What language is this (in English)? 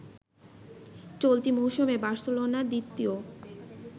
Bangla